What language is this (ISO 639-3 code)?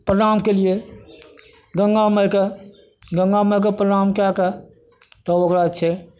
mai